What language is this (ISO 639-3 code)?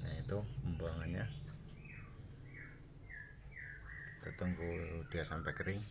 ind